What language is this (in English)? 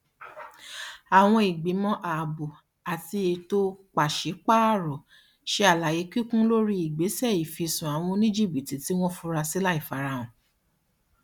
Yoruba